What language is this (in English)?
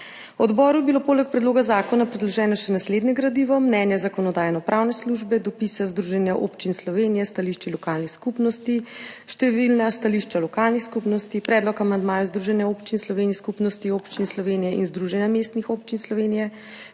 Slovenian